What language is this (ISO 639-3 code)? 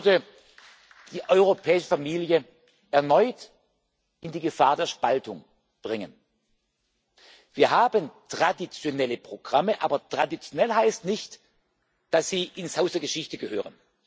deu